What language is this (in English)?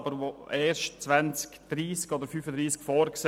Swiss German